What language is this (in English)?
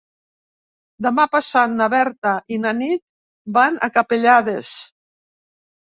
Catalan